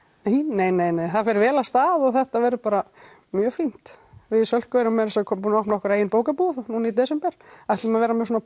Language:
Icelandic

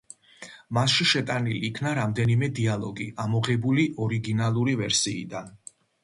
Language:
Georgian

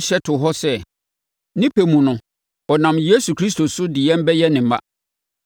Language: Akan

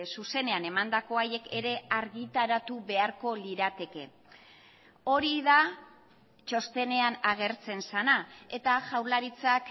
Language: Basque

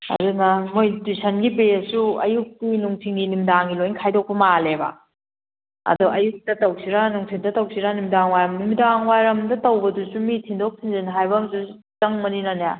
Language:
Manipuri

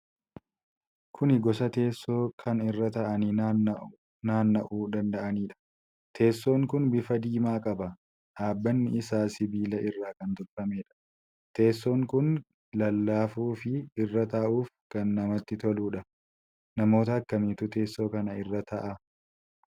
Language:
Oromo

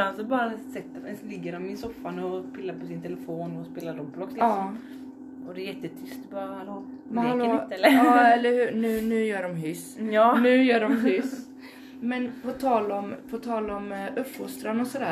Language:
Swedish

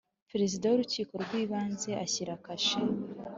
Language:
Kinyarwanda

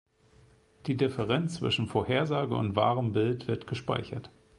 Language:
German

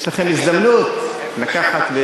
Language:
Hebrew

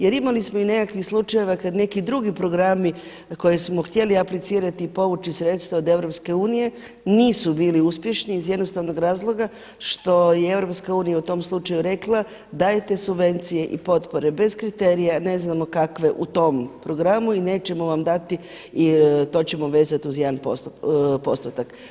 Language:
Croatian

